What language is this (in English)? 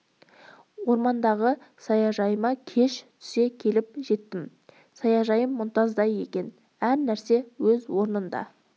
Kazakh